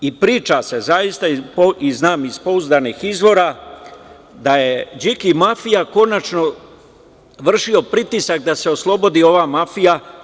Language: Serbian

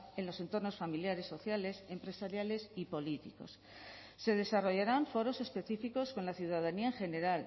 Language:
Spanish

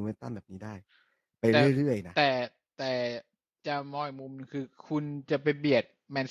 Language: Thai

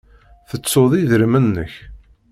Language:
Kabyle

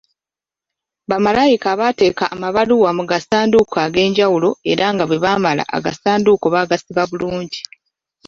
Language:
Ganda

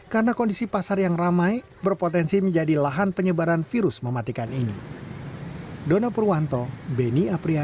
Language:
Indonesian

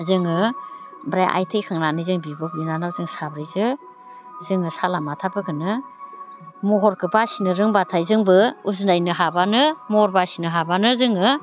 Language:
Bodo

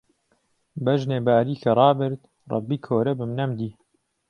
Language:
Central Kurdish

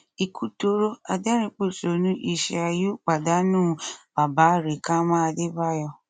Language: Yoruba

